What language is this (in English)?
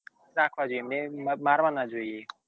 Gujarati